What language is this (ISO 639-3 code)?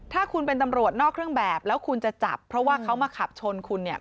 tha